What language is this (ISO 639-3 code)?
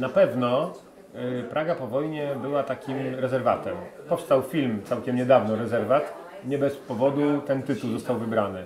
pol